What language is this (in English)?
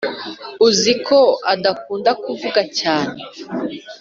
Kinyarwanda